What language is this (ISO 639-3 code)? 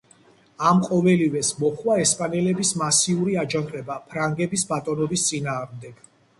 kat